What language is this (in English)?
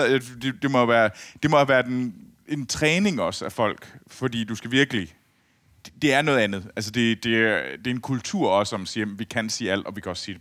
Danish